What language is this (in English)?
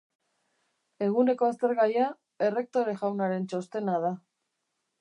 Basque